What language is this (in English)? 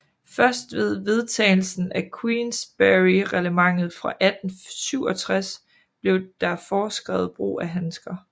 Danish